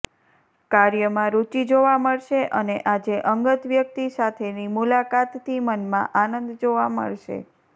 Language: Gujarati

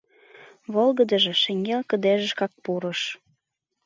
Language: Mari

